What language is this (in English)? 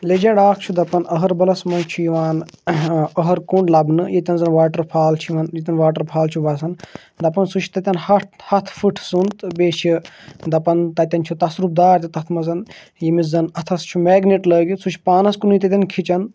Kashmiri